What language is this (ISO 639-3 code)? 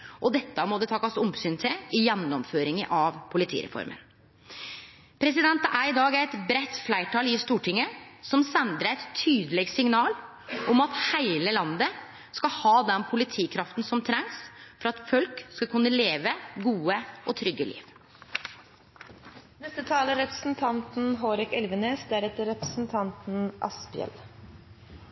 nno